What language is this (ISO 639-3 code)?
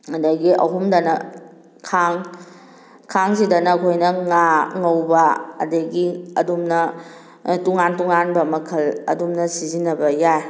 mni